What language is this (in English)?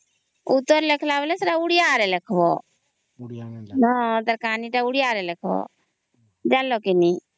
Odia